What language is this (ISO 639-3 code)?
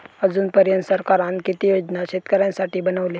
mar